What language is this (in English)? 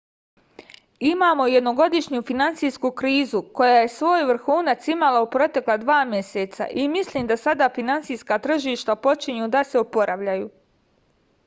Serbian